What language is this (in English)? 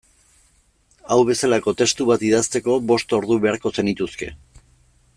Basque